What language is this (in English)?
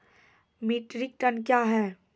Maithili